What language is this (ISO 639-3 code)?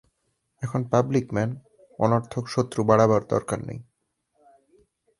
ben